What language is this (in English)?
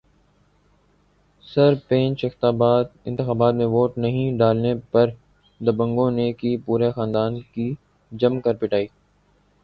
Urdu